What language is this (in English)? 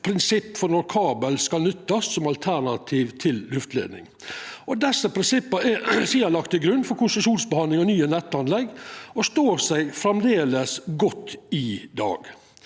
Norwegian